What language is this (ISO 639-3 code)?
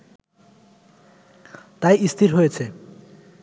ben